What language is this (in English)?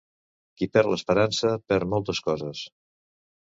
Catalan